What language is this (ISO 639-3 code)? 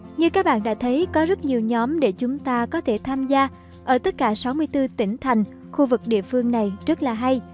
vie